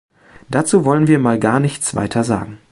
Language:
German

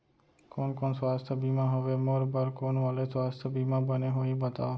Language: Chhattisgarhi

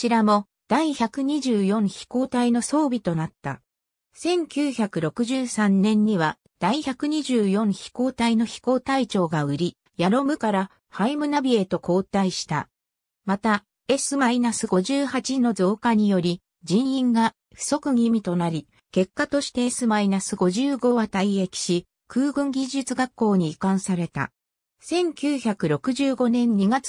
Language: Japanese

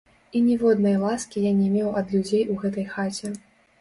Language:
Belarusian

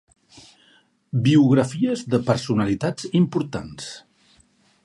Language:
Catalan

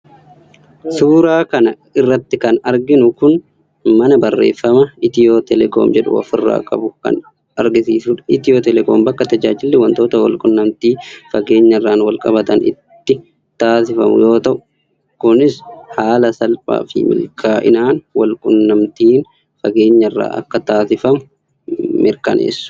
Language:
Oromo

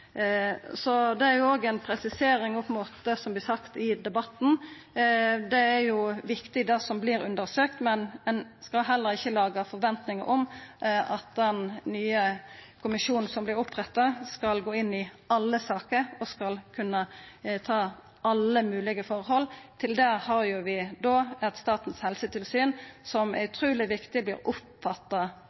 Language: Norwegian Nynorsk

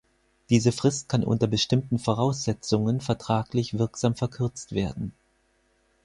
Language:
German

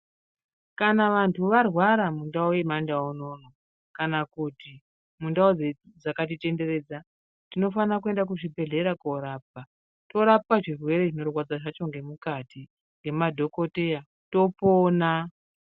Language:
Ndau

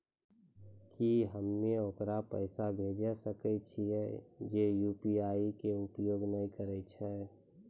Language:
Maithili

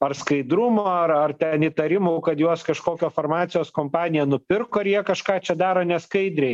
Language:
Lithuanian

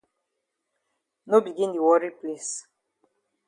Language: Cameroon Pidgin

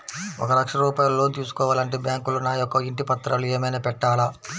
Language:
Telugu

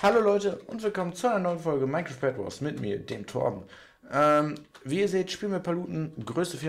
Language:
German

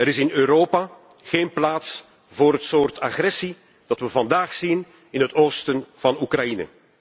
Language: Dutch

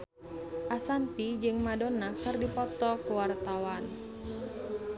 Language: Sundanese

